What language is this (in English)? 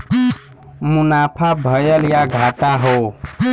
Bhojpuri